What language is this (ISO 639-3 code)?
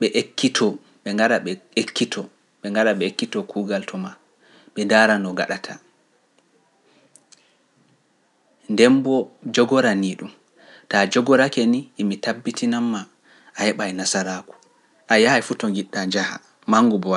fuf